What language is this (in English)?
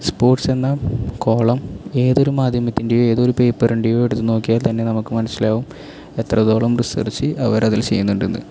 Malayalam